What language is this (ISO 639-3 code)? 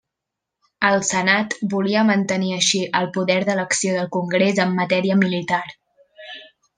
cat